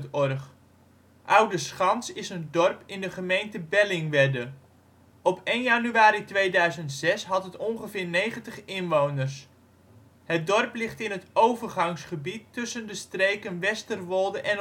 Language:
Dutch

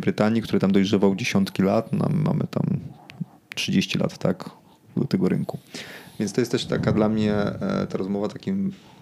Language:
Polish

